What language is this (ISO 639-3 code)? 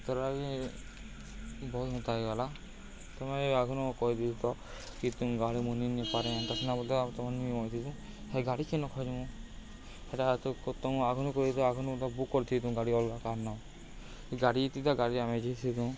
ori